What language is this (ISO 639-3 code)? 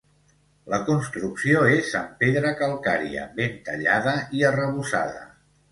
cat